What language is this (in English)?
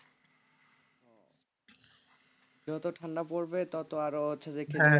Bangla